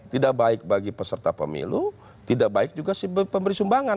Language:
Indonesian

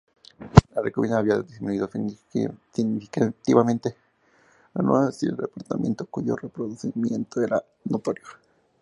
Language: Spanish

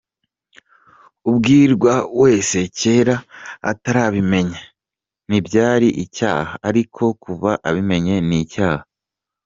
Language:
Kinyarwanda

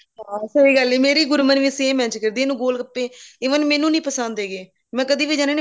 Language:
Punjabi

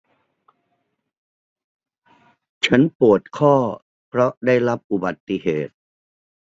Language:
Thai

